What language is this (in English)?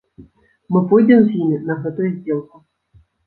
Belarusian